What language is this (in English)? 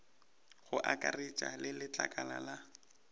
Northern Sotho